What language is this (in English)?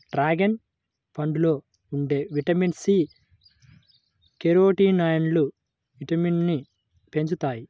Telugu